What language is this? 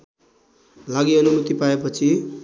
Nepali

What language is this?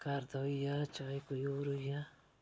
Dogri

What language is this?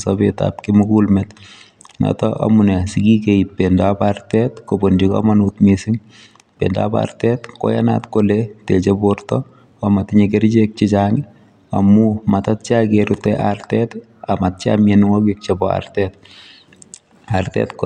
Kalenjin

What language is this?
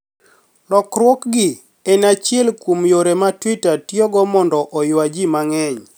Luo (Kenya and Tanzania)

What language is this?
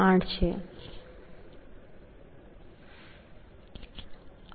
Gujarati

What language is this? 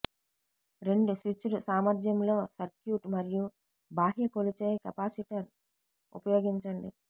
Telugu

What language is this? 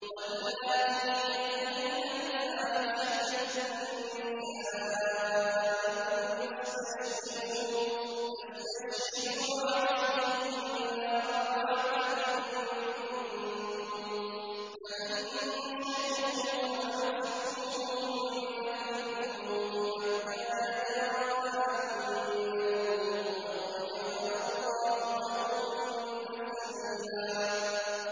Arabic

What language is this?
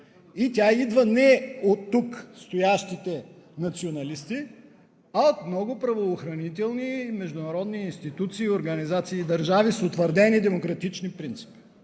Bulgarian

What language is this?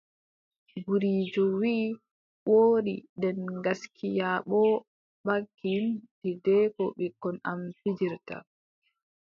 Adamawa Fulfulde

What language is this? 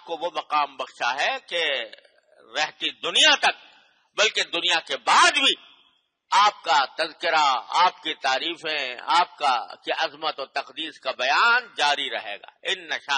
Hindi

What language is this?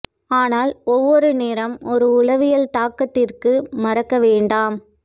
Tamil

